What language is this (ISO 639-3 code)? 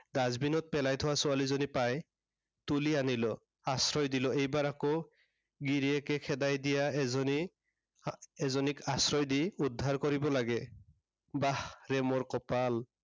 asm